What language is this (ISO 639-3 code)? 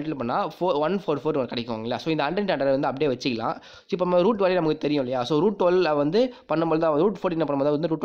eng